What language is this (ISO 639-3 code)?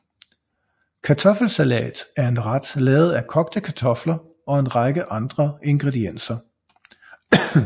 dan